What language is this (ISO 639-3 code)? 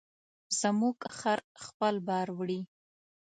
pus